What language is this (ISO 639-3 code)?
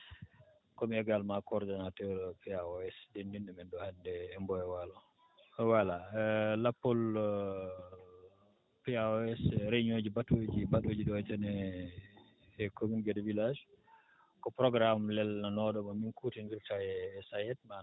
ful